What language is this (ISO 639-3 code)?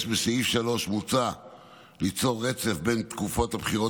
heb